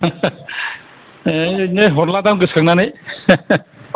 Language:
Bodo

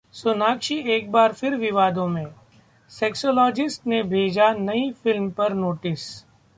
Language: Hindi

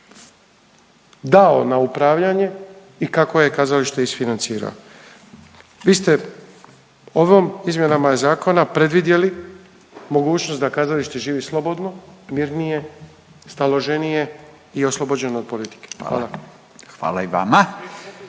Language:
Croatian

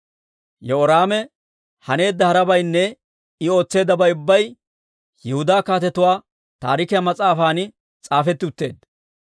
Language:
Dawro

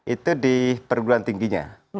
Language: Indonesian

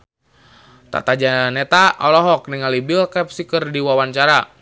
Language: Sundanese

